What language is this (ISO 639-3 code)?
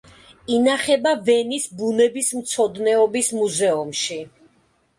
kat